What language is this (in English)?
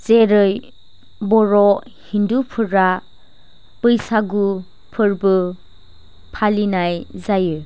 Bodo